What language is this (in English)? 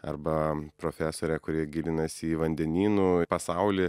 Lithuanian